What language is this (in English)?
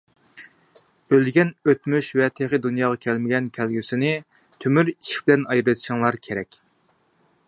Uyghur